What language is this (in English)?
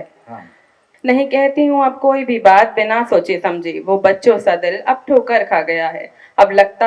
Hindi